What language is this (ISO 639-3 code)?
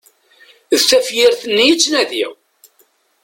kab